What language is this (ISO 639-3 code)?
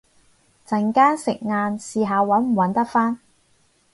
yue